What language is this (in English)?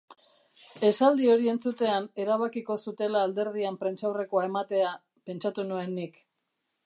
Basque